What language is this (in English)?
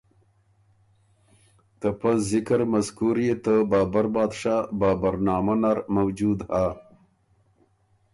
Ormuri